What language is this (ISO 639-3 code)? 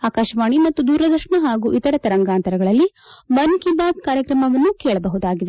kan